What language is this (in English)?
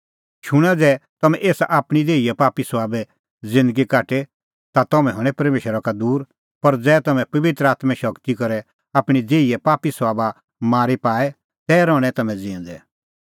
Kullu Pahari